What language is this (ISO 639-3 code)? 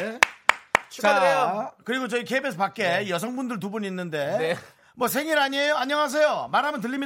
kor